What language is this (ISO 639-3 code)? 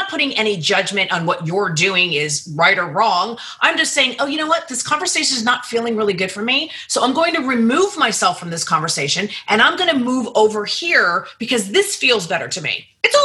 eng